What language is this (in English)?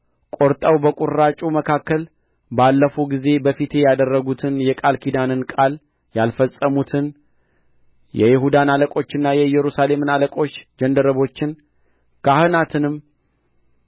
Amharic